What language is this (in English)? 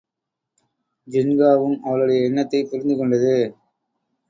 Tamil